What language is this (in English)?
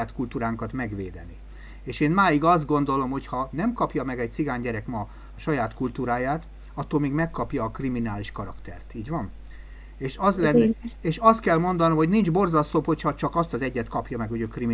Hungarian